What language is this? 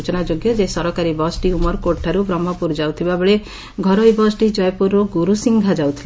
Odia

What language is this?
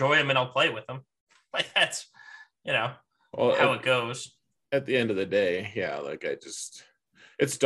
English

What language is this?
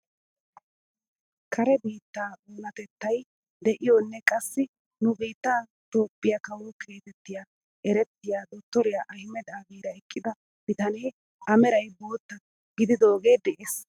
Wolaytta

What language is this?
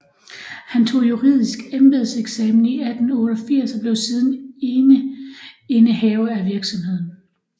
Danish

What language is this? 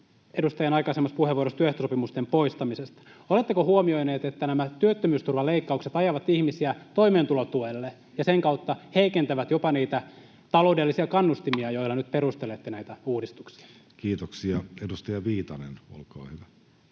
Finnish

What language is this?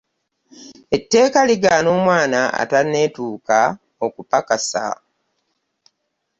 Ganda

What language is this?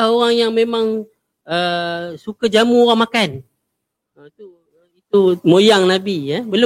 Malay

